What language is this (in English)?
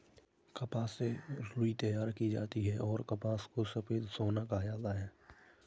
Hindi